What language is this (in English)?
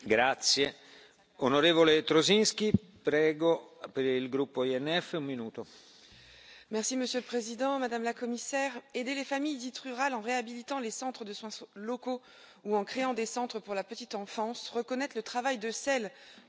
French